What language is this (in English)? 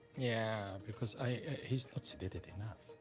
English